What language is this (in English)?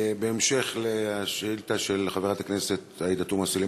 Hebrew